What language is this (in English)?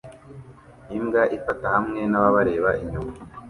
Kinyarwanda